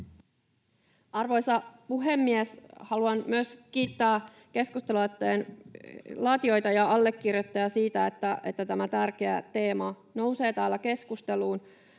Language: Finnish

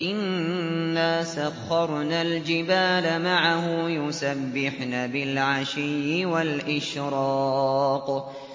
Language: Arabic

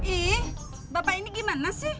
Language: Indonesian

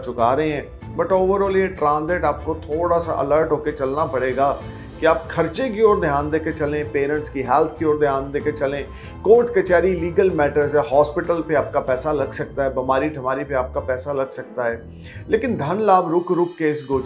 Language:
Hindi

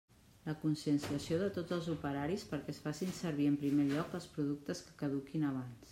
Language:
Catalan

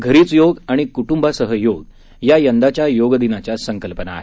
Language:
Marathi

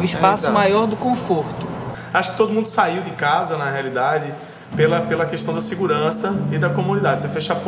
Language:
Portuguese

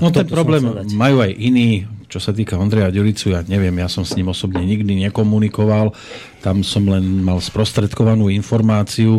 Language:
Slovak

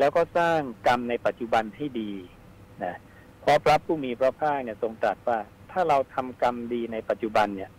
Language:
Thai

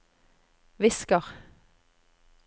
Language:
Norwegian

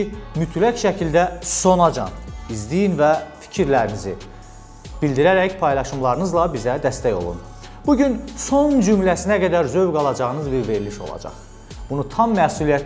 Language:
Turkish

